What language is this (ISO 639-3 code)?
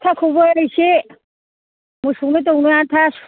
brx